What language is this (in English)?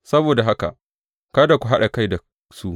Hausa